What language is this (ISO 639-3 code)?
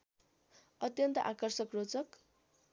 nep